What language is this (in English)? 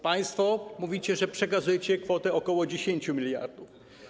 Polish